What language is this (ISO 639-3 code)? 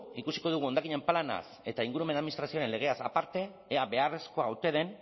eus